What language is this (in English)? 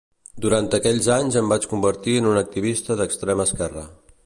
Catalan